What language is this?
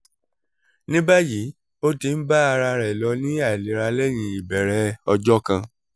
Yoruba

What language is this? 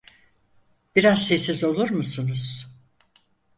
Turkish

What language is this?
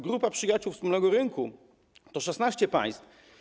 Polish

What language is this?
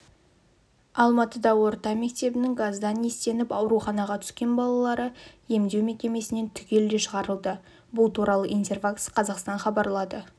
Kazakh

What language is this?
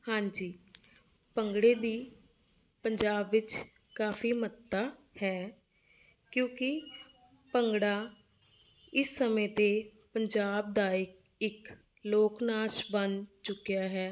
Punjabi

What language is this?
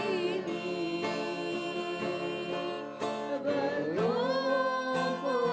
Indonesian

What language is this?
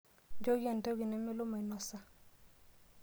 Masai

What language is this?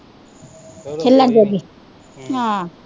Punjabi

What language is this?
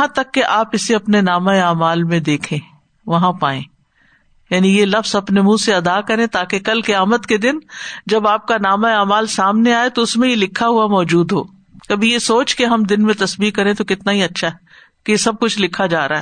Urdu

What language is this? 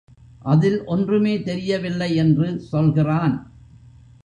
Tamil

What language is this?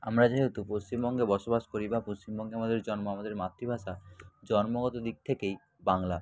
Bangla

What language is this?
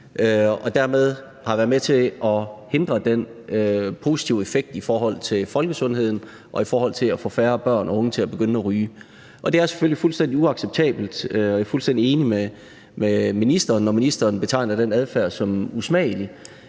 Danish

